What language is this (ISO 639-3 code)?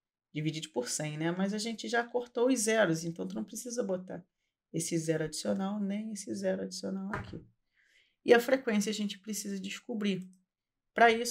por